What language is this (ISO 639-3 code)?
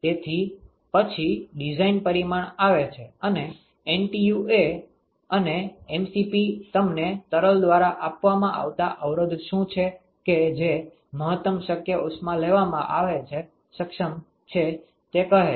guj